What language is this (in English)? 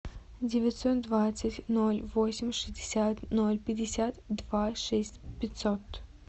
Russian